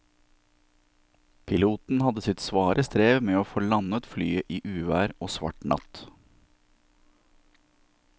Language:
Norwegian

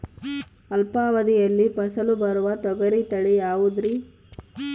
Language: Kannada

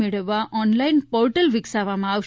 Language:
Gujarati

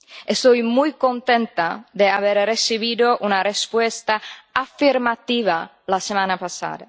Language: Spanish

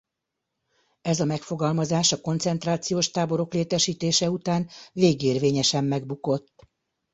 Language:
Hungarian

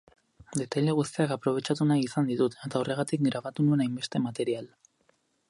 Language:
Basque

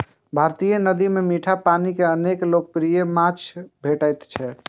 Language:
Maithili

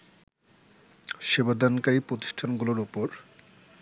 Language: Bangla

